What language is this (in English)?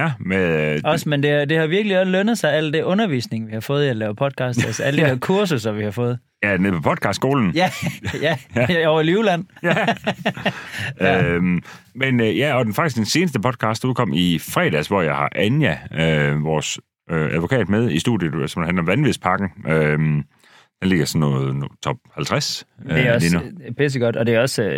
Danish